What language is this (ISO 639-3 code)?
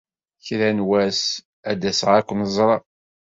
kab